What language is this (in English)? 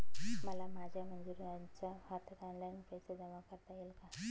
Marathi